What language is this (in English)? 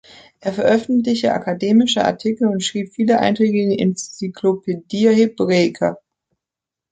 German